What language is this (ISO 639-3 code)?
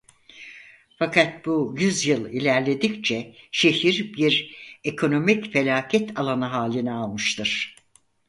tur